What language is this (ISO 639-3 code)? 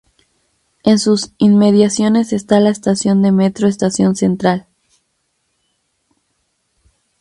spa